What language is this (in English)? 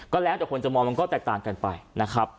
Thai